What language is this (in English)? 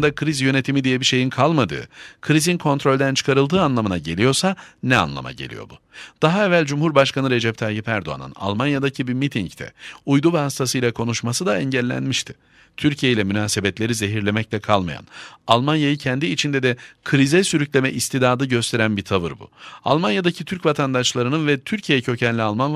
Turkish